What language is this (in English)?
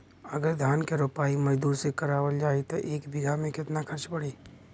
Bhojpuri